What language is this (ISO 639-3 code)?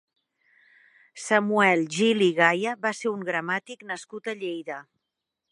cat